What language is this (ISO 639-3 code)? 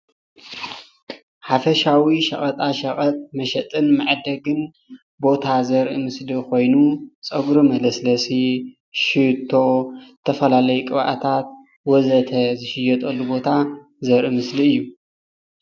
tir